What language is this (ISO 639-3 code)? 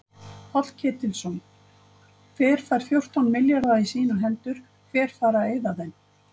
isl